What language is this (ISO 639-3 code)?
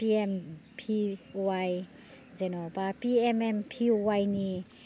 brx